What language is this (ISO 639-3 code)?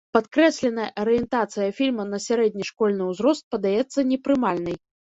bel